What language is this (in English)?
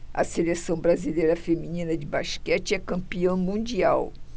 Portuguese